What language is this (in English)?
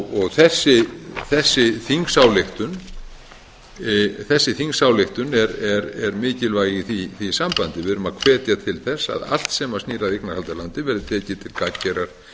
Icelandic